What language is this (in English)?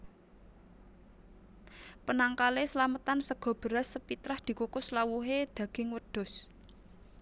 Javanese